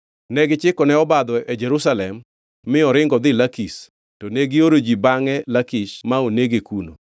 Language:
Luo (Kenya and Tanzania)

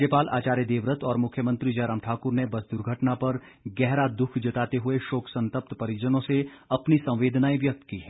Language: Hindi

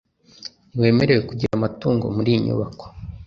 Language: Kinyarwanda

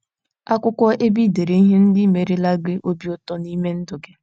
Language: Igbo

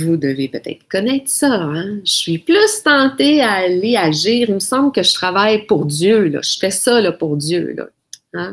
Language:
French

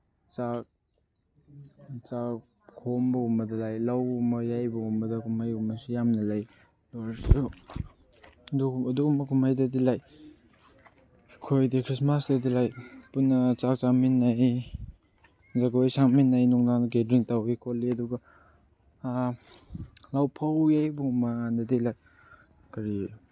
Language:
Manipuri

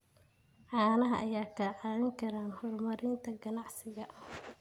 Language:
Somali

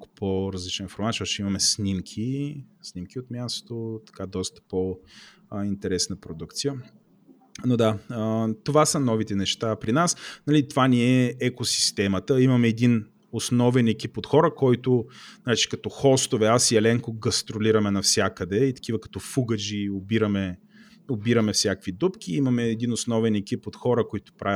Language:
Bulgarian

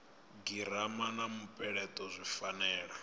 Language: Venda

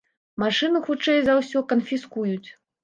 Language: Belarusian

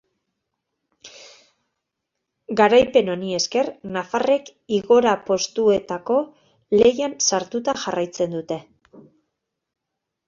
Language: Basque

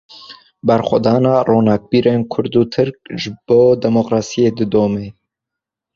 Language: Kurdish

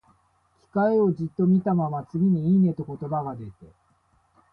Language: Japanese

